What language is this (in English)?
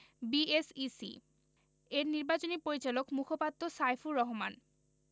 Bangla